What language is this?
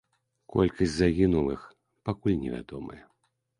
Belarusian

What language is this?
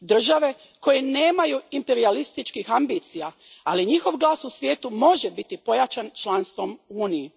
Croatian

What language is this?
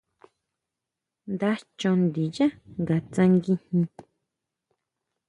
Huautla Mazatec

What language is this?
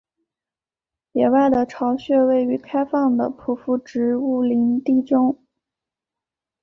Chinese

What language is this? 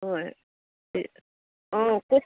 Assamese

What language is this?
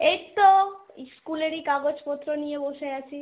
Bangla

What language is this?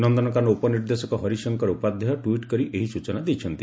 Odia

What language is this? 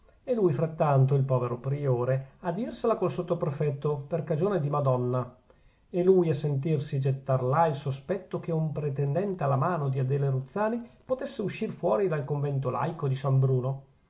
Italian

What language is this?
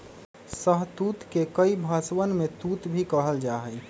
Magahi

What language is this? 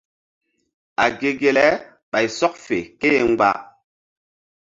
Mbum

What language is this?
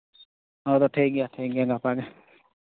Santali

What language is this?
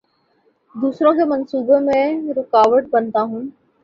Urdu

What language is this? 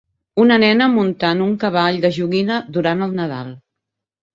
Catalan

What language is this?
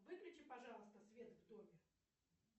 Russian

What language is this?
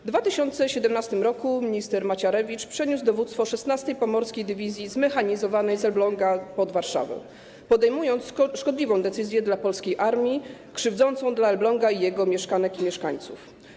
Polish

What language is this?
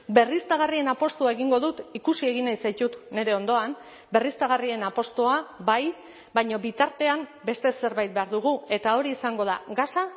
Basque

